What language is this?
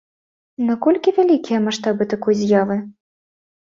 Belarusian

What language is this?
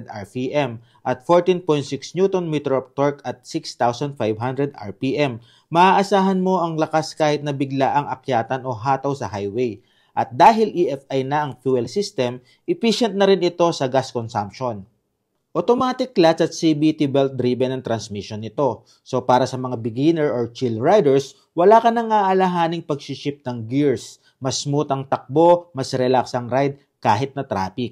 Filipino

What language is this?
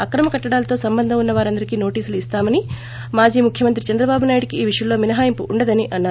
Telugu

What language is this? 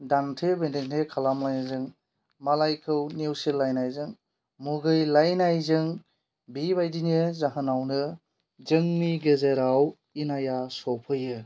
Bodo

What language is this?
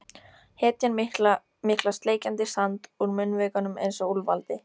Icelandic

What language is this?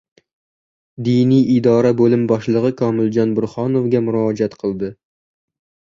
Uzbek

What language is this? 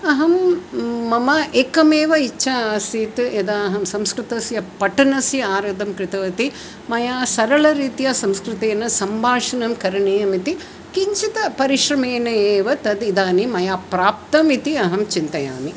Sanskrit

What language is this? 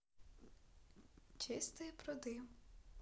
Russian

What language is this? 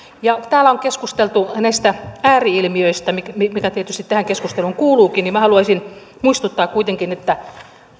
Finnish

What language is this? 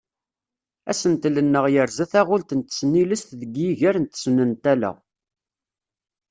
Kabyle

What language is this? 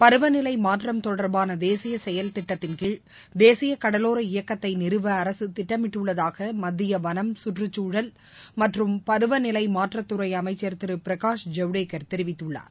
Tamil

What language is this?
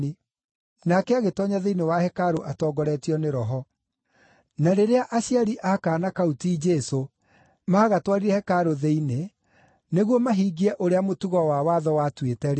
Kikuyu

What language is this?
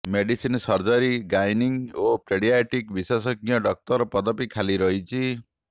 Odia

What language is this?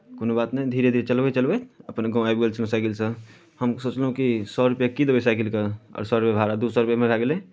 Maithili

